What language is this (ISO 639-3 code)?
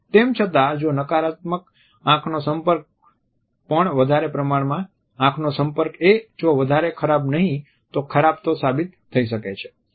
guj